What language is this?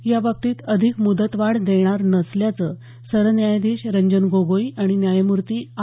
Marathi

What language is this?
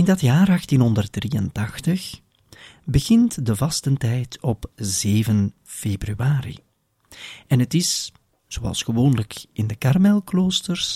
Dutch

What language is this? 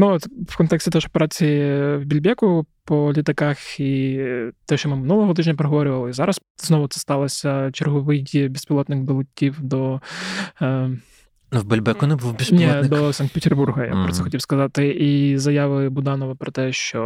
Ukrainian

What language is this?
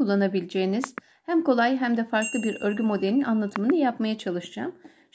Turkish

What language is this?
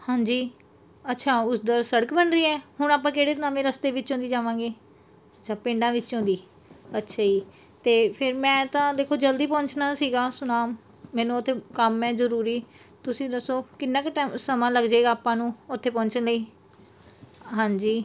Punjabi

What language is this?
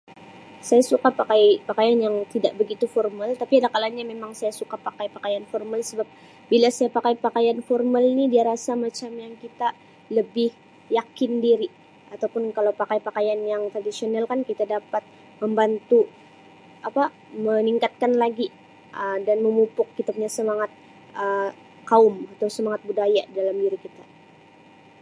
Sabah Malay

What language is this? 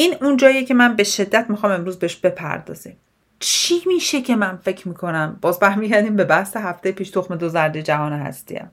Persian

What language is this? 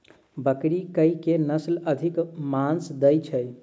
Maithili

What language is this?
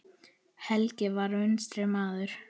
Icelandic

